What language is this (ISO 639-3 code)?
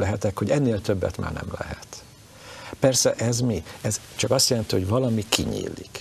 hun